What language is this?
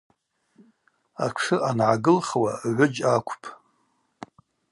Abaza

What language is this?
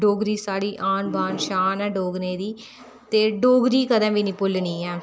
Dogri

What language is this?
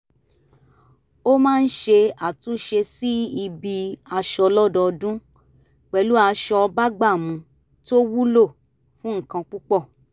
Yoruba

